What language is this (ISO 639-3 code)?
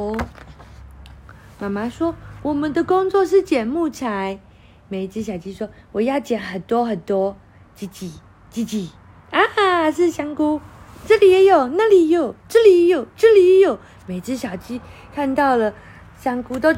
zho